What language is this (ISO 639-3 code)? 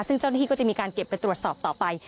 tha